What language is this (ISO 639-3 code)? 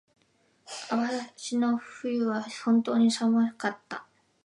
jpn